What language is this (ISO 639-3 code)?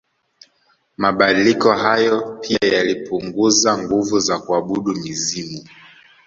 swa